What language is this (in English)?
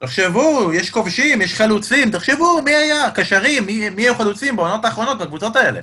Hebrew